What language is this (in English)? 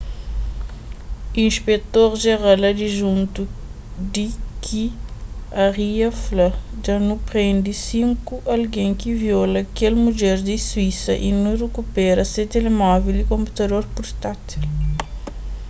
Kabuverdianu